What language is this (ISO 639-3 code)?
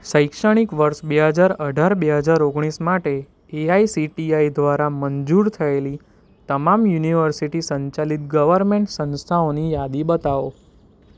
guj